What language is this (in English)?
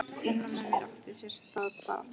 Icelandic